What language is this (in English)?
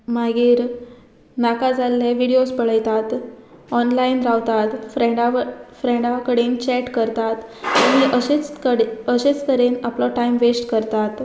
Konkani